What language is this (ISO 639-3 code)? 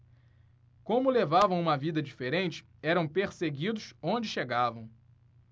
por